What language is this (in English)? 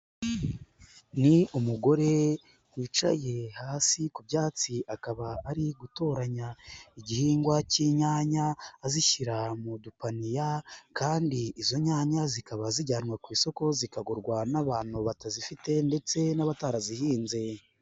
Kinyarwanda